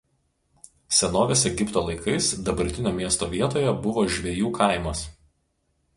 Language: Lithuanian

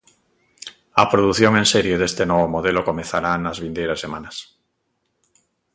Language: Galician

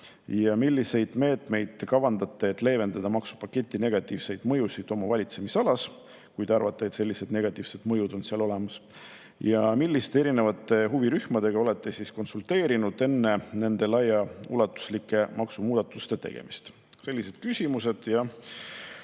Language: Estonian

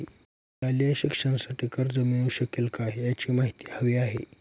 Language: Marathi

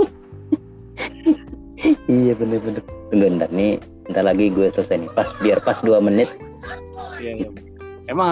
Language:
Indonesian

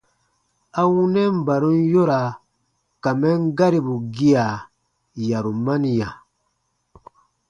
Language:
Baatonum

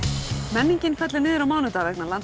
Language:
Icelandic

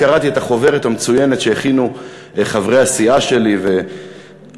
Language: Hebrew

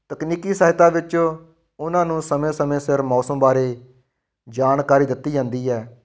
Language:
Punjabi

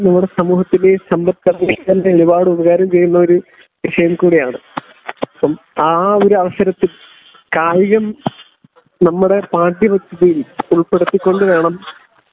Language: Malayalam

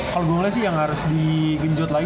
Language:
Indonesian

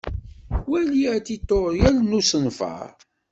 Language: Kabyle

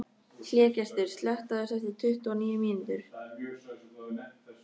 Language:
Icelandic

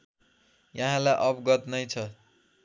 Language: Nepali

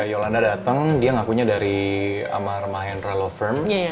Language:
Indonesian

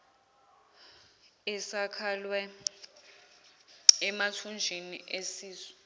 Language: Zulu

